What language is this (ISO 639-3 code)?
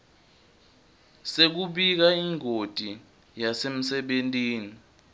ssw